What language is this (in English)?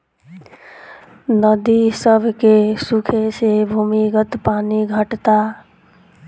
Bhojpuri